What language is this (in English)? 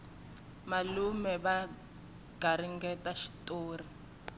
Tsonga